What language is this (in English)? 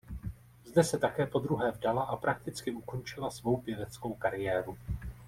Czech